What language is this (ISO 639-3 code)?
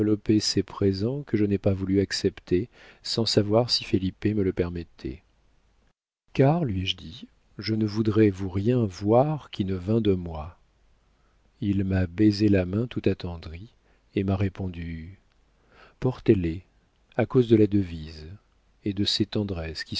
fra